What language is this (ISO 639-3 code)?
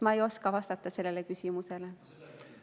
est